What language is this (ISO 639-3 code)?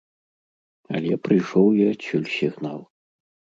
bel